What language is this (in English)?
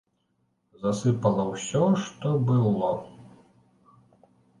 Belarusian